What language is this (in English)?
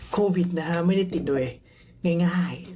Thai